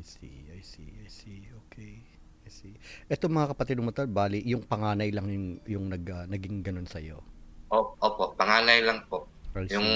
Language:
Filipino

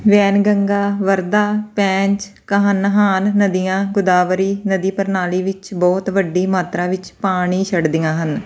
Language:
Punjabi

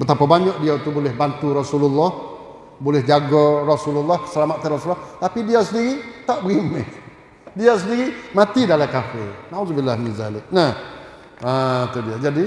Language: Malay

